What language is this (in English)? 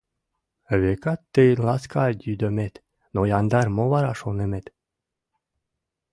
Mari